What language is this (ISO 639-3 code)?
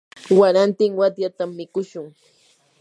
qur